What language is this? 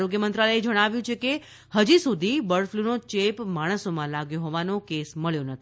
Gujarati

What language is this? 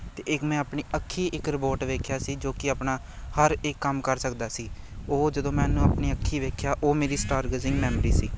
Punjabi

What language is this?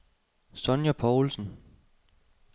Danish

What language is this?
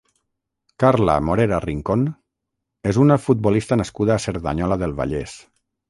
Catalan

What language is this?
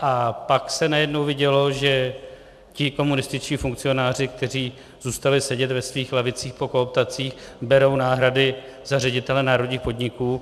Czech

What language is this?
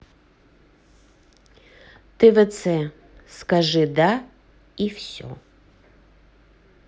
Russian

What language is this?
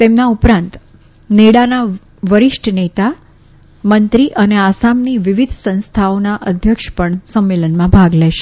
Gujarati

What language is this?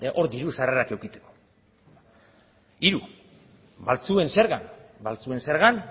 Basque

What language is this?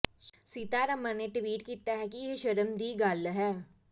Punjabi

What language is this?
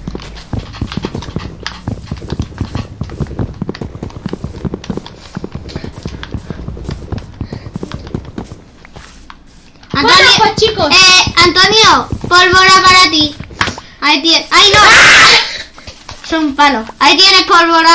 Spanish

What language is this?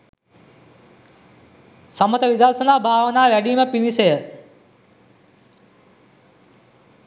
Sinhala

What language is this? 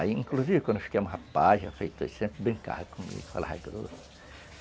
Portuguese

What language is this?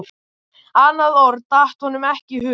Icelandic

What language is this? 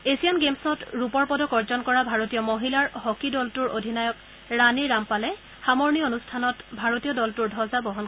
Assamese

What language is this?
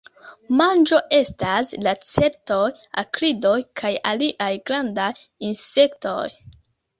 Esperanto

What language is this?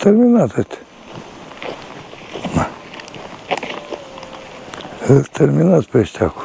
Romanian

